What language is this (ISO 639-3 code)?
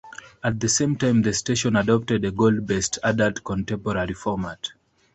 eng